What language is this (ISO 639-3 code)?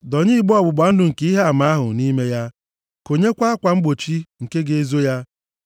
ibo